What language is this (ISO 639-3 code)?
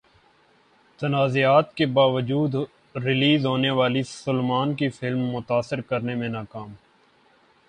urd